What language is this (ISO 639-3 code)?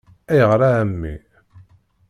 kab